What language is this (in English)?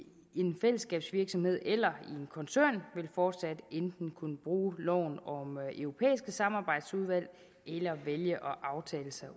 Danish